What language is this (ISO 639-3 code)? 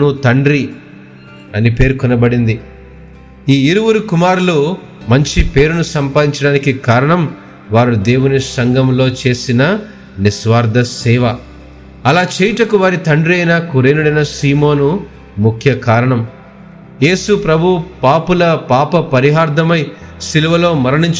tel